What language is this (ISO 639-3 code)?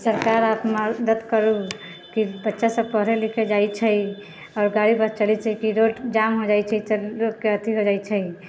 mai